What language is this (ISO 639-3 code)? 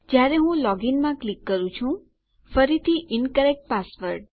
guj